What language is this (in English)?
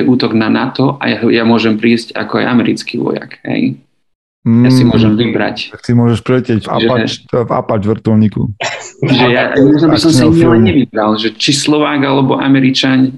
Slovak